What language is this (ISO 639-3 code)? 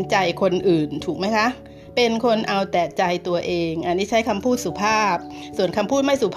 tha